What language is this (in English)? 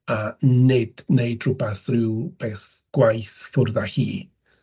Welsh